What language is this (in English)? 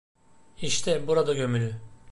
Turkish